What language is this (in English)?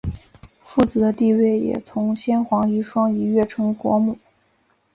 Chinese